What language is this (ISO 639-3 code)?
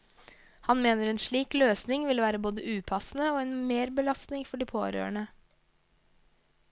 nor